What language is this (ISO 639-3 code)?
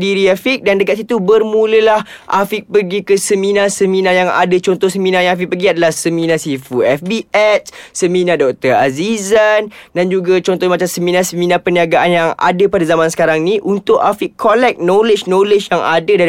msa